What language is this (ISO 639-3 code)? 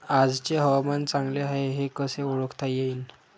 mar